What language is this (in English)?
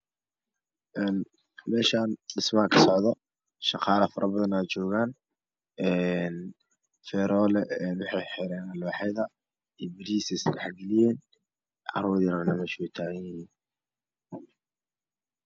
Somali